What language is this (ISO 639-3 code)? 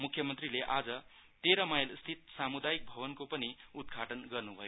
nep